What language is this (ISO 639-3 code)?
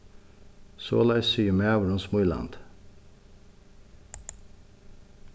fao